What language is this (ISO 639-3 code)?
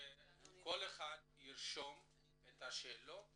heb